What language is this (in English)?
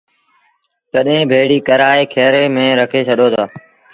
Sindhi Bhil